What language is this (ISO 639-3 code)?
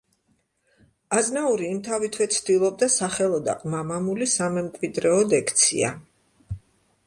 kat